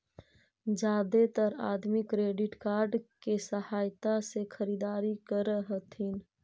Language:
Magahi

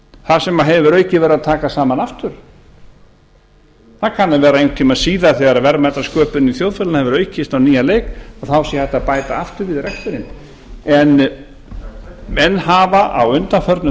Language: Icelandic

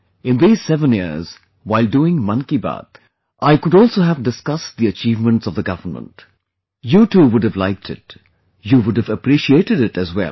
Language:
English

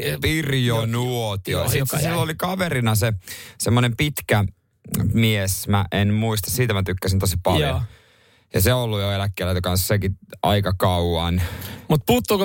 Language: Finnish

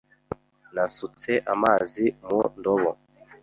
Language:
Kinyarwanda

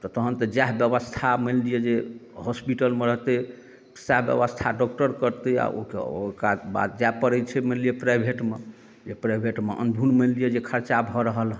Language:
Maithili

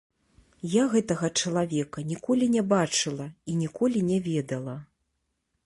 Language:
Belarusian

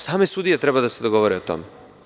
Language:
Serbian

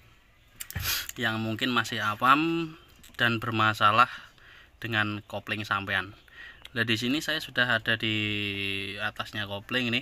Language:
Indonesian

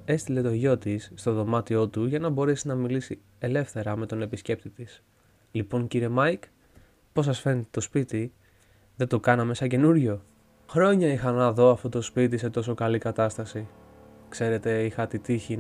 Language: Greek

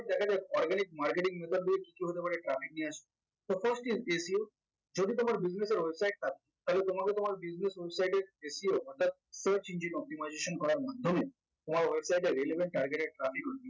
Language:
Bangla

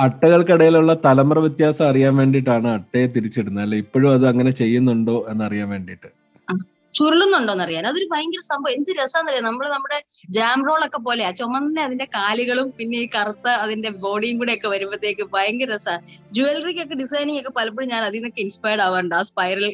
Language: Malayalam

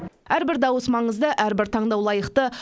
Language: Kazakh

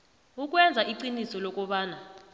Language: South Ndebele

